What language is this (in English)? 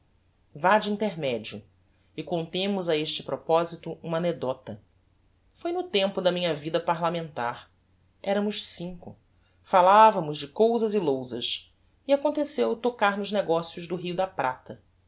Portuguese